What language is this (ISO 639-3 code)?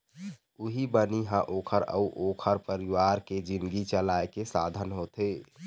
hne